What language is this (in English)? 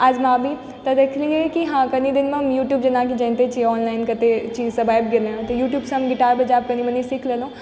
Maithili